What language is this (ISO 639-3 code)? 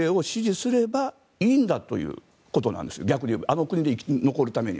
jpn